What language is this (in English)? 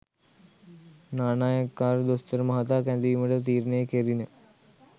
Sinhala